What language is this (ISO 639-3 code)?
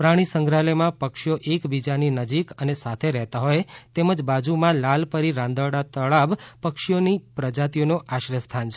guj